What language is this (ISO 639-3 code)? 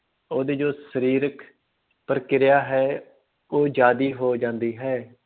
pan